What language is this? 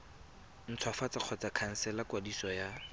Tswana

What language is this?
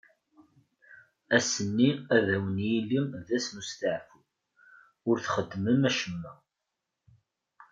Kabyle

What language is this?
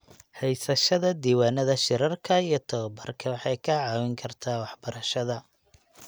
Somali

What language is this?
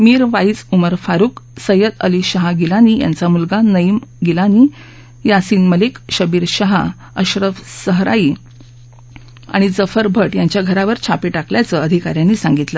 Marathi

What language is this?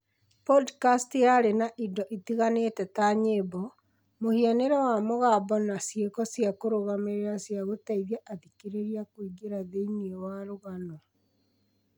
Kikuyu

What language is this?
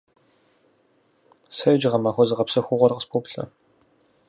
Kabardian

